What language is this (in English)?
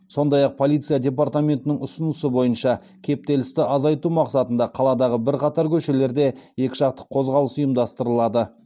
Kazakh